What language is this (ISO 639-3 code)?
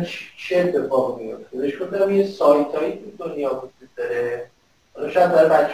fas